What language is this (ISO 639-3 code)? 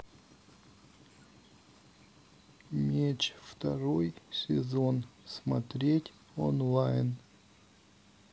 rus